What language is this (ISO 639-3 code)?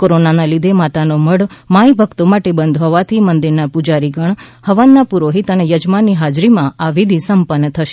guj